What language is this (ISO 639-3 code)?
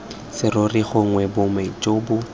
tsn